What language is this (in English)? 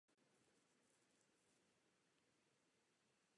Czech